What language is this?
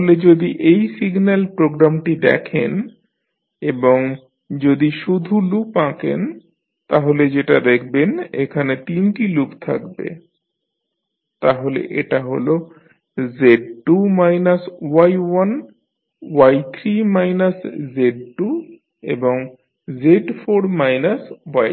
Bangla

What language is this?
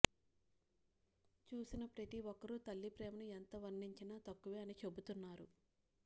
Telugu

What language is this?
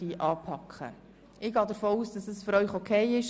Swiss German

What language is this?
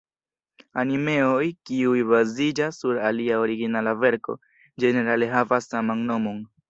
Esperanto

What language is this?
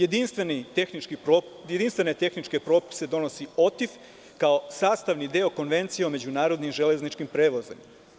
Serbian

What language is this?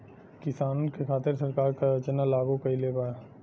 Bhojpuri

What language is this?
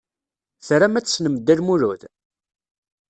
Kabyle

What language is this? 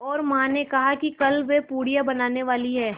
Hindi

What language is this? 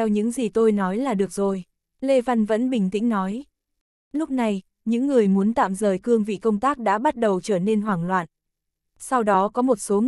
Vietnamese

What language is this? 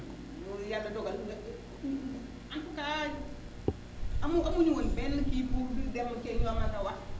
Wolof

